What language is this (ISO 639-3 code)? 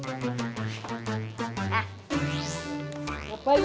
ind